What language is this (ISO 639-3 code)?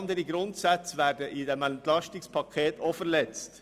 gsw